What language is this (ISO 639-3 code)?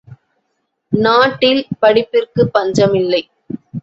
tam